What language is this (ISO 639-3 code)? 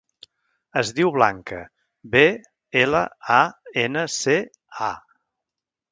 cat